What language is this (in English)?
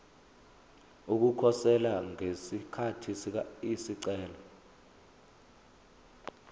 Zulu